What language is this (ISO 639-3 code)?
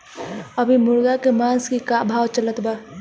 bho